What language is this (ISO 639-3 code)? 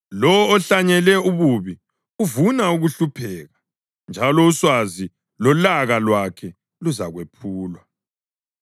nde